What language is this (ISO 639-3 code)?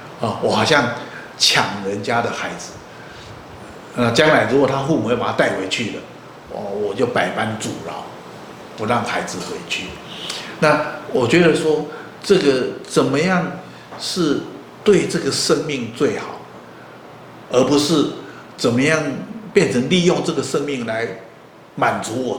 zho